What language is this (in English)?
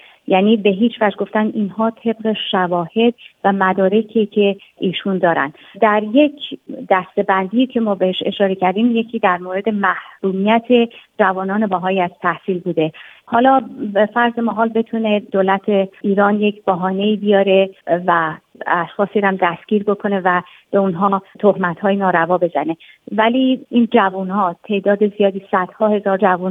Persian